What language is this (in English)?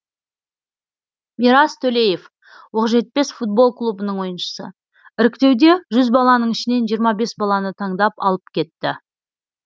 Kazakh